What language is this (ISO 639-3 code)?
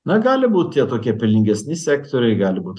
lit